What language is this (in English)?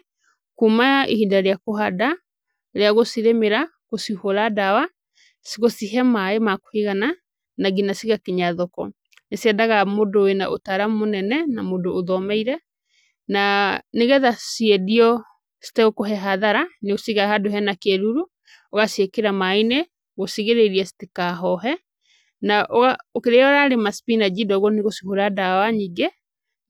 Kikuyu